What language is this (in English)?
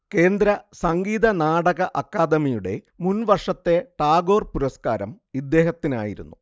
Malayalam